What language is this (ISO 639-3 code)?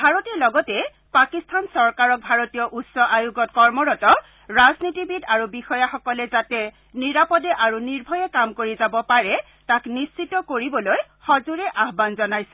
asm